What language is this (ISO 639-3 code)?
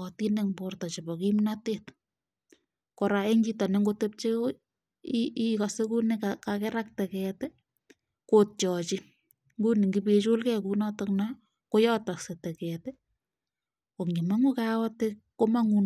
kln